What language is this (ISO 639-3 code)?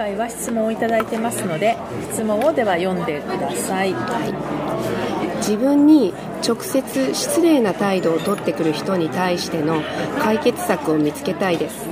jpn